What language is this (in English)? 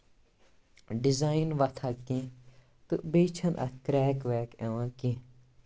Kashmiri